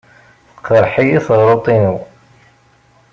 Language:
Kabyle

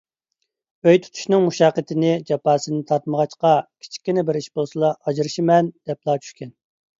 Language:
Uyghur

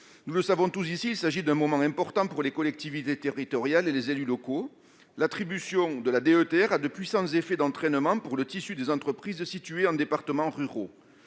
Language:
French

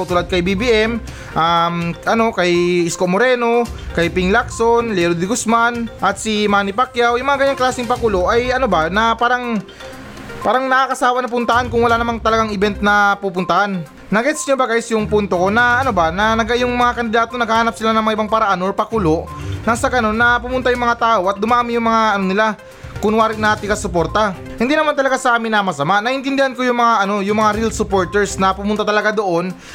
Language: Filipino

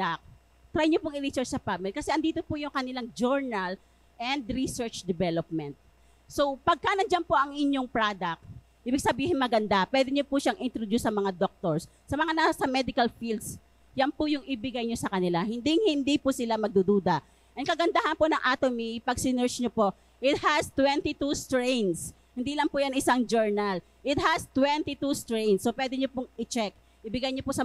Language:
Filipino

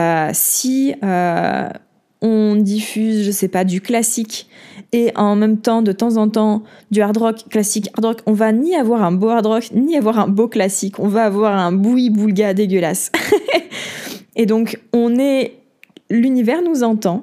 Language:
French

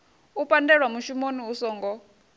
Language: Venda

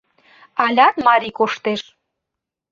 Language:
Mari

